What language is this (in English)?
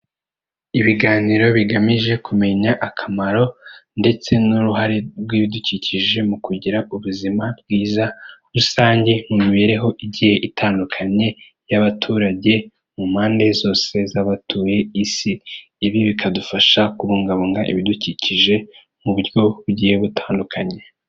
Kinyarwanda